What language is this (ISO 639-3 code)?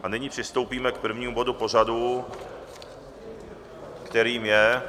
ces